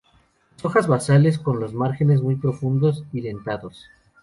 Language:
Spanish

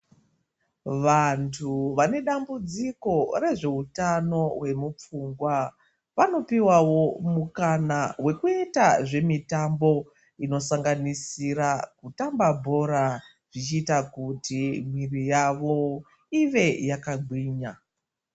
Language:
Ndau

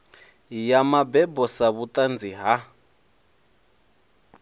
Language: Venda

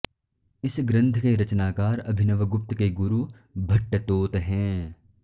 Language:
Sanskrit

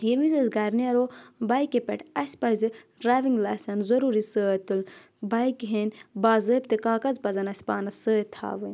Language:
Kashmiri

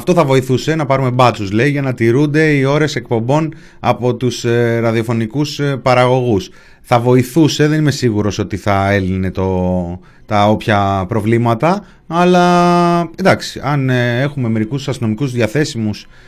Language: Greek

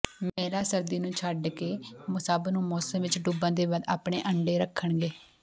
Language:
Punjabi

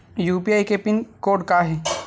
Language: Chhattisgarhi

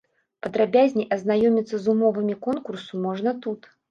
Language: Belarusian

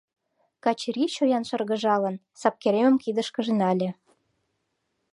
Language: Mari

